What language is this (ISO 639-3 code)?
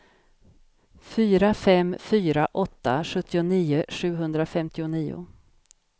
swe